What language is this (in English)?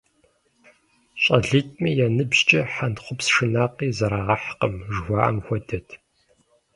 Kabardian